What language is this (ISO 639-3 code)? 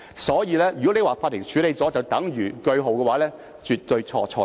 yue